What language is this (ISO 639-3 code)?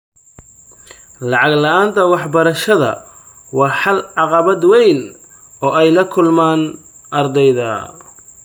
som